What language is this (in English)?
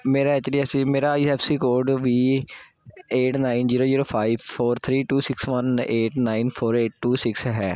Punjabi